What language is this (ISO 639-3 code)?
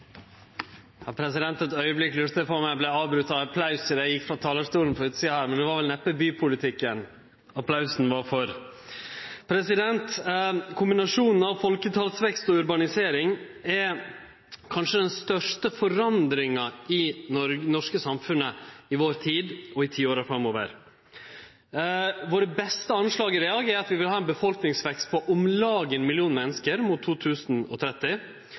nor